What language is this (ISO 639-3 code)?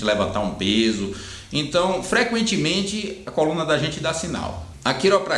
por